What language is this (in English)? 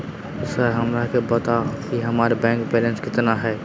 Magahi